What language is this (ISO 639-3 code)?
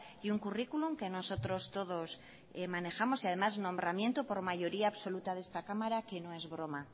spa